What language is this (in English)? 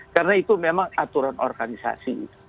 Indonesian